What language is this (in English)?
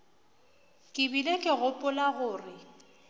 Northern Sotho